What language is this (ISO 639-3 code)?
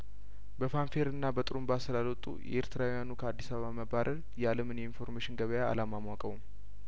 amh